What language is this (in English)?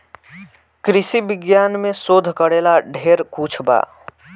Bhojpuri